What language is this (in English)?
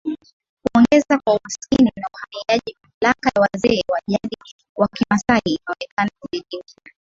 Swahili